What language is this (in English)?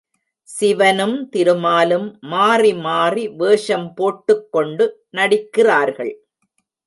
Tamil